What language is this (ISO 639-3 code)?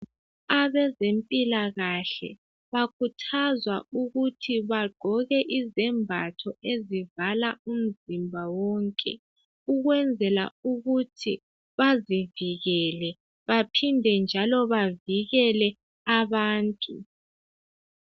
nde